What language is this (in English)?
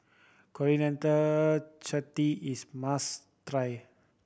English